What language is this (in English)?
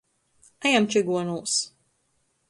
Latgalian